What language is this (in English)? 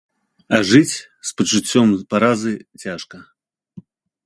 Belarusian